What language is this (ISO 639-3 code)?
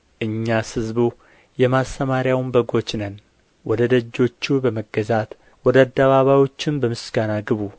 amh